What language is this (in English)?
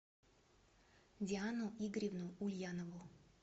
Russian